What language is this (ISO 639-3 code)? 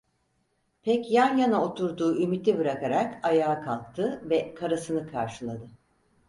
tur